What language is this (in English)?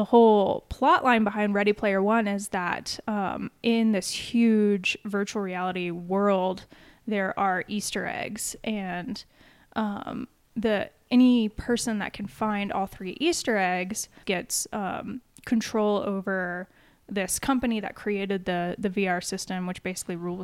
English